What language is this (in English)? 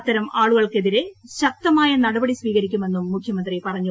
Malayalam